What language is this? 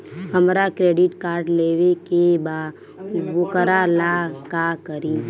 Bhojpuri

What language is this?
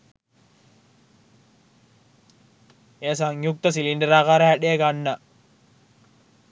Sinhala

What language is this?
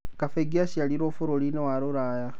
Kikuyu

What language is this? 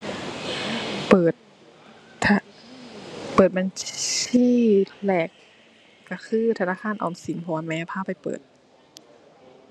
Thai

